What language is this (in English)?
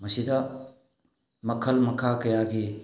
Manipuri